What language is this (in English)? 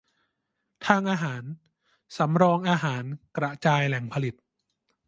Thai